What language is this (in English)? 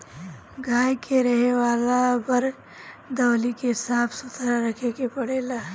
Bhojpuri